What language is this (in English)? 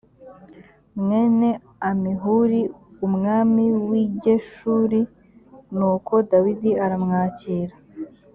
Kinyarwanda